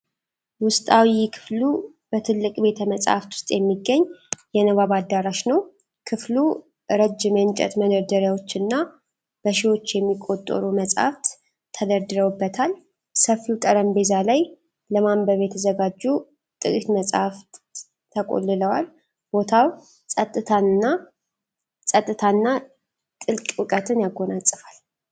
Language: Amharic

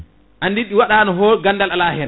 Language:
Fula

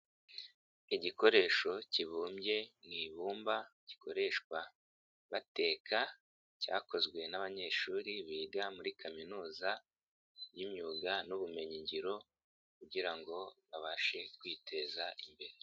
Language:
Kinyarwanda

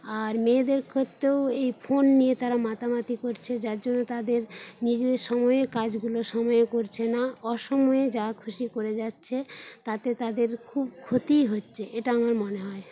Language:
Bangla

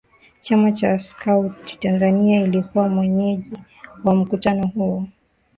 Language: Swahili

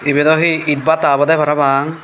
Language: Chakma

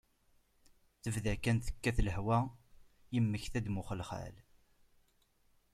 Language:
Kabyle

